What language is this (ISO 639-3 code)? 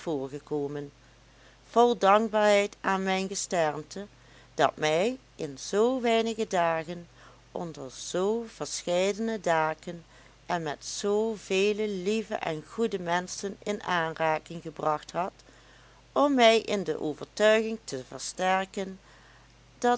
nld